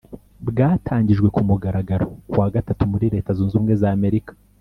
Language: Kinyarwanda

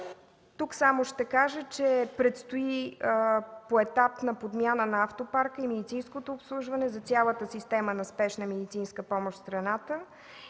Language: Bulgarian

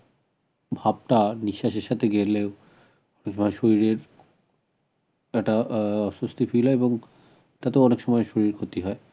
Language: Bangla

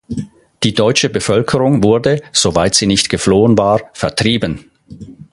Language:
German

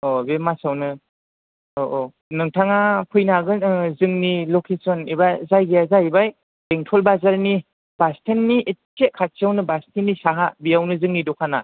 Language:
Bodo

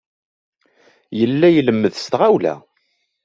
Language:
Kabyle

